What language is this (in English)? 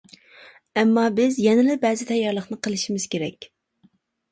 Uyghur